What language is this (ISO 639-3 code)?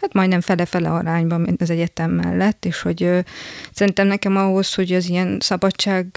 hun